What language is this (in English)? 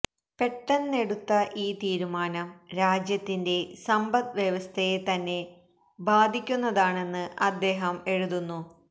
Malayalam